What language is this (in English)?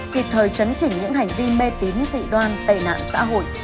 Vietnamese